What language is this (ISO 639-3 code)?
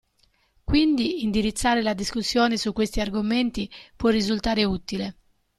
ita